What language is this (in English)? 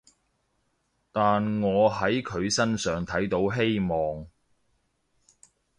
Cantonese